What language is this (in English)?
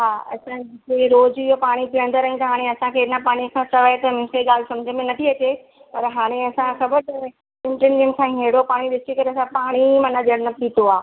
Sindhi